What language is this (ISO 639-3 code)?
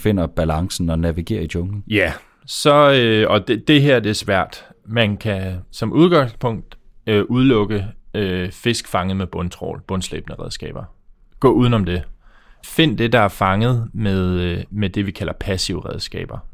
dan